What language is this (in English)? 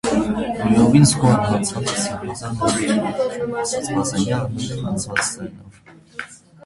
Armenian